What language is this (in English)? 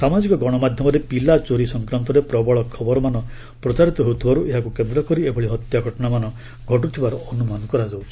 Odia